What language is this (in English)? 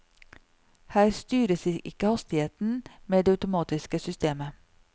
Norwegian